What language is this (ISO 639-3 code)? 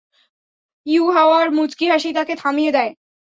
ben